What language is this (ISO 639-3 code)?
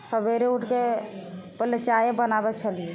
mai